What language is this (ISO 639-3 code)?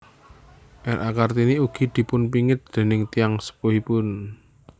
jav